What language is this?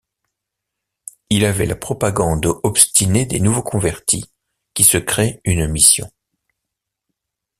French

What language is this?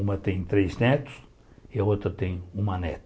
Portuguese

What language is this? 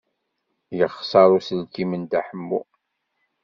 Kabyle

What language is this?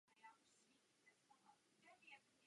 Czech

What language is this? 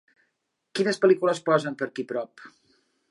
Catalan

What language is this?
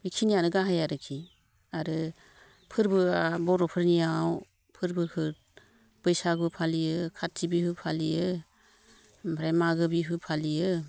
Bodo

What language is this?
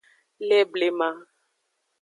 Aja (Benin)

